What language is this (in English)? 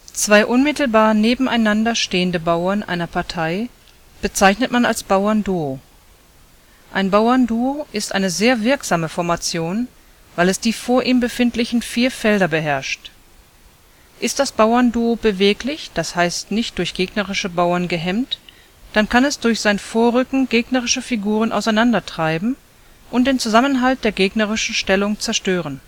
German